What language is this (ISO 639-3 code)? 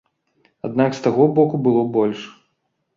bel